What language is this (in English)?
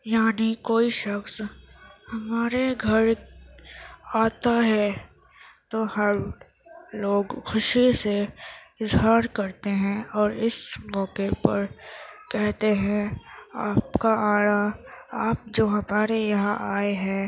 Urdu